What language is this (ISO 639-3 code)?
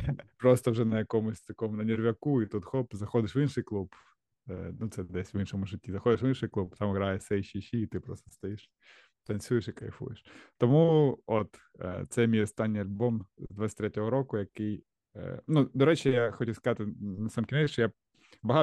ukr